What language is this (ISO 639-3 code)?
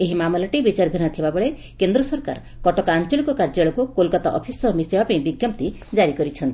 ori